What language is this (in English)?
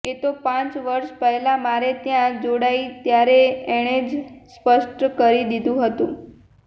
Gujarati